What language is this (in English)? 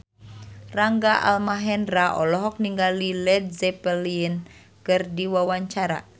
Sundanese